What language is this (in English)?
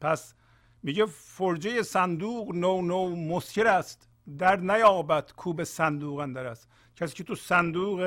Persian